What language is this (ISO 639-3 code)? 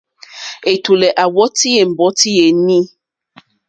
bri